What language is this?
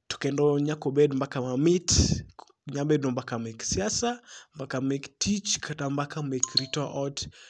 Luo (Kenya and Tanzania)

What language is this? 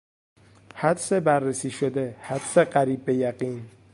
Persian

